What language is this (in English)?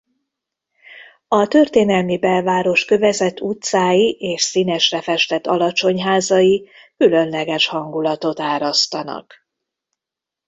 Hungarian